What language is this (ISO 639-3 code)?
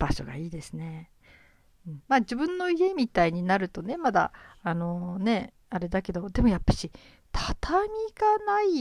jpn